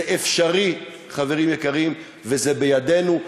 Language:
Hebrew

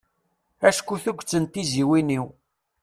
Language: Kabyle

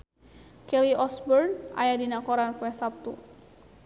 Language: Sundanese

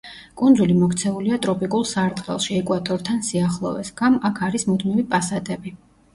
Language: Georgian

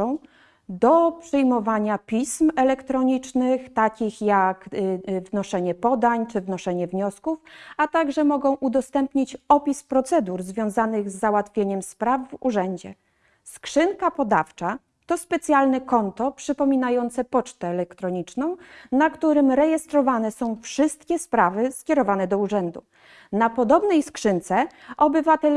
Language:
Polish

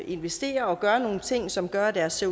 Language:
Danish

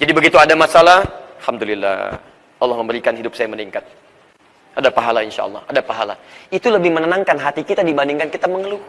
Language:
Indonesian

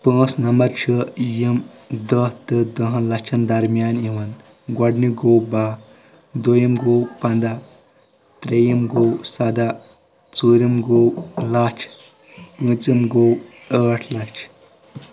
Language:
Kashmiri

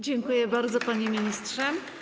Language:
Polish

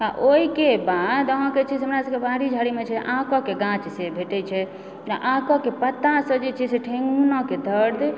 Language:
Maithili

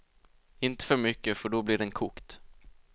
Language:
Swedish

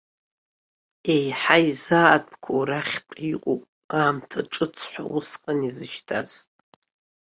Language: Abkhazian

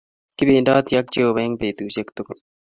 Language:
Kalenjin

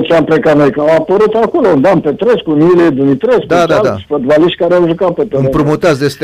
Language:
Romanian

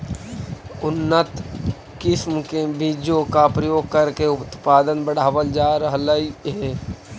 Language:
Magahi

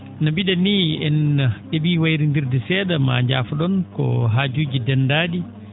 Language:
Fula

